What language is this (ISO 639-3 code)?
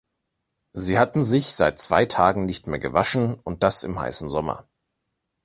deu